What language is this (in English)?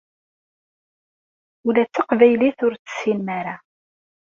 Kabyle